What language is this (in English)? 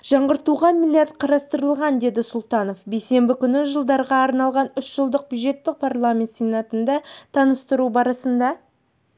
Kazakh